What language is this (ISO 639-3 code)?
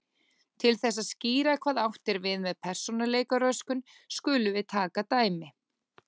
isl